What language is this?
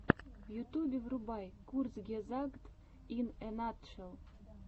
Russian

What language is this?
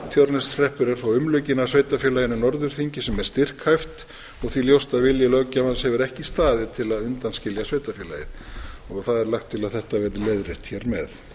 Icelandic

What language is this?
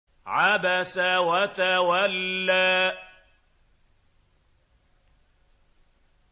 Arabic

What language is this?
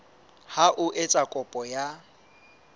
Southern Sotho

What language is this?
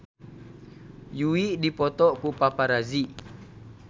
Sundanese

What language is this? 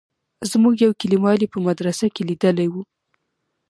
Pashto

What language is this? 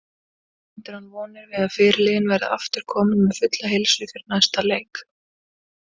Icelandic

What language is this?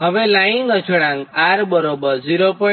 Gujarati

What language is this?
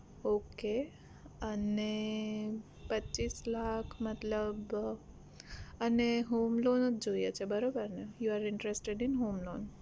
Gujarati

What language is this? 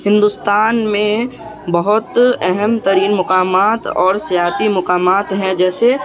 Urdu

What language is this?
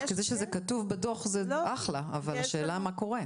Hebrew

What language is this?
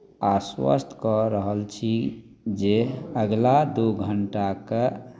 Maithili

